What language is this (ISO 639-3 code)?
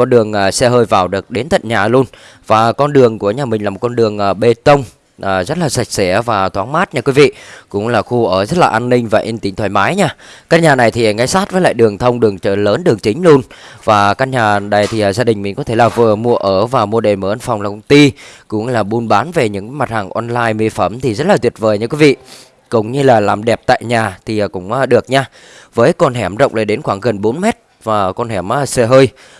vie